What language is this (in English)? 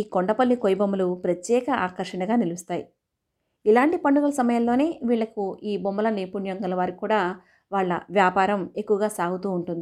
Telugu